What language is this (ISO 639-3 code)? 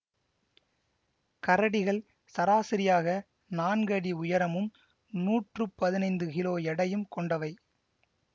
tam